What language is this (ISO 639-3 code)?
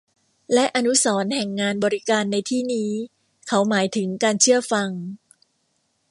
tha